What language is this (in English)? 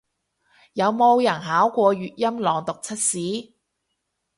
Cantonese